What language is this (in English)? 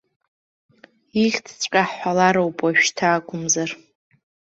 Abkhazian